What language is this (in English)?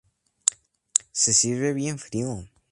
Spanish